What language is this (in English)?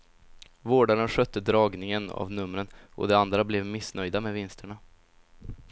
Swedish